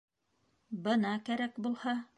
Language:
Bashkir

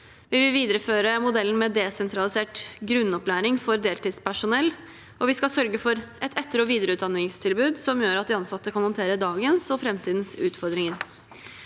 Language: Norwegian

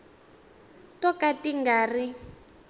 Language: Tsonga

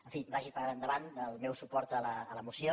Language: Catalan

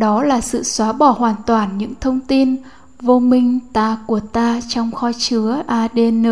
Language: Vietnamese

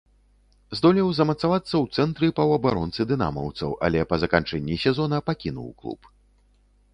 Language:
Belarusian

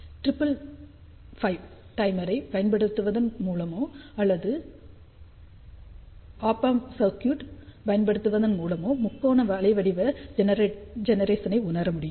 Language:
Tamil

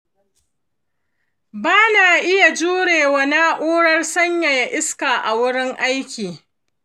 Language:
Hausa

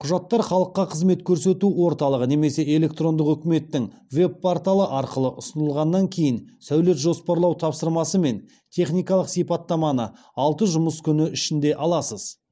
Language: Kazakh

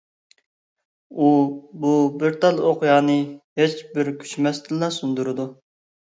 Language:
Uyghur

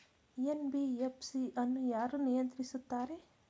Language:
Kannada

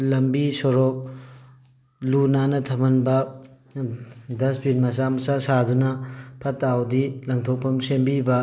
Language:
Manipuri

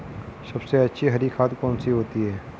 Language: Hindi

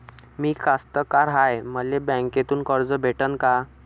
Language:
Marathi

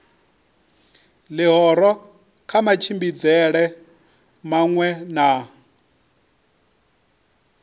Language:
Venda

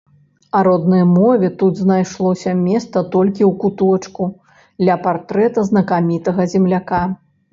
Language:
Belarusian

